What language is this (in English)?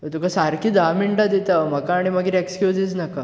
Konkani